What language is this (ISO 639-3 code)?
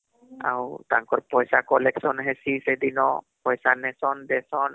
ori